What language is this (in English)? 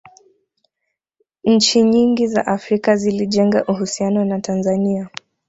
Swahili